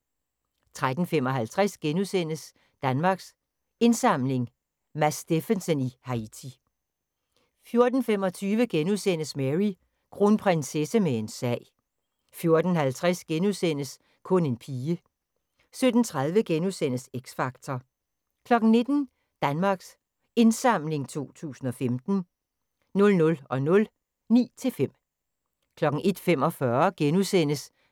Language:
Danish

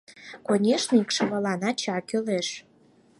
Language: Mari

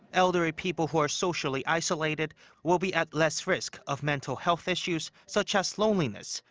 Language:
English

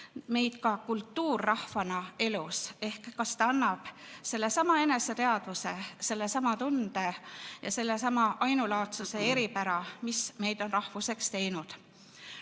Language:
Estonian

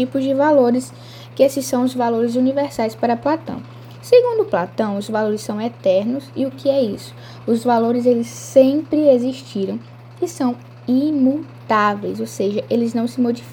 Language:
Portuguese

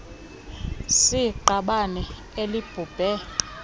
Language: Xhosa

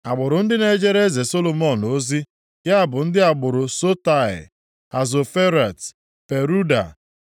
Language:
Igbo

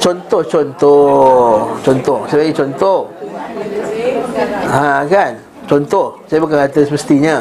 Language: Malay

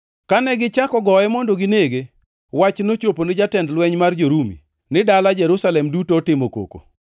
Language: Luo (Kenya and Tanzania)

